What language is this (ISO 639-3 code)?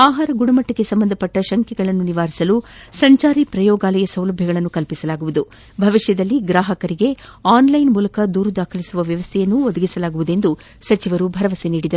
kan